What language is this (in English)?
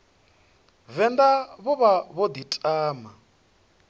Venda